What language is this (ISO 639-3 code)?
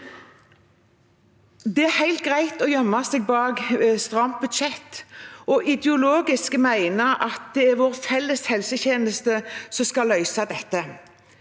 nor